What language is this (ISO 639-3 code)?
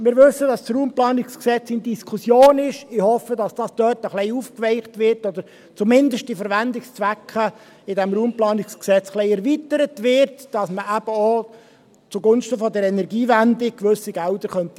gsw